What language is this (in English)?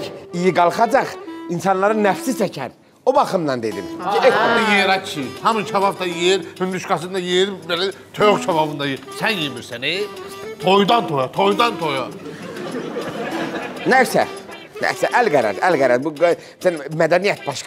Turkish